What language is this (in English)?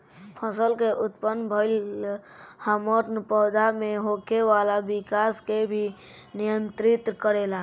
Bhojpuri